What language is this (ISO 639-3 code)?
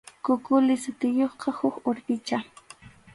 qxu